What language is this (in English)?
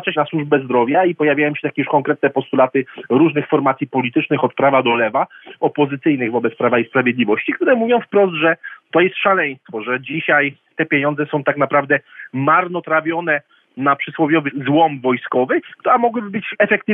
Polish